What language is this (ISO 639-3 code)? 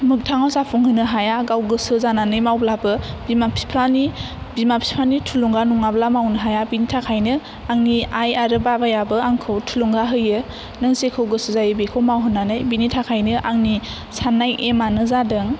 brx